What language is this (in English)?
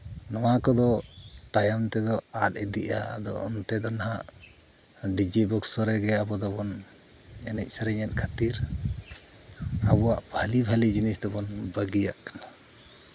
Santali